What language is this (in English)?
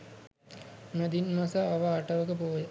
Sinhala